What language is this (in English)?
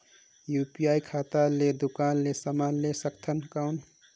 Chhattisgarhi